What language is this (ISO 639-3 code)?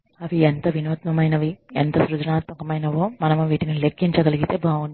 tel